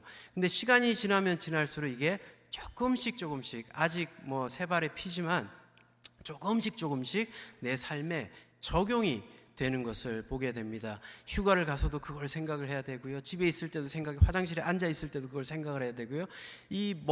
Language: Korean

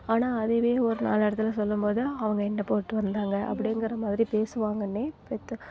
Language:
Tamil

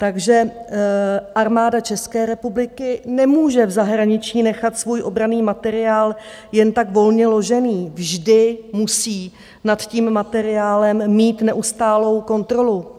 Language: Czech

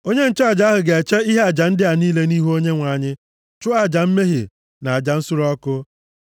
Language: Igbo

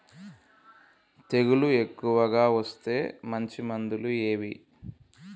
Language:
Telugu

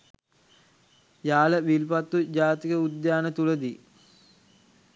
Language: Sinhala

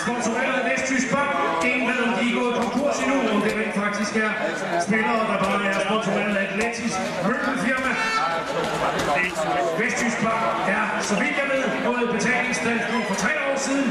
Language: Danish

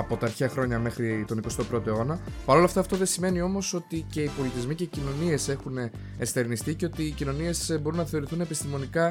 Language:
Greek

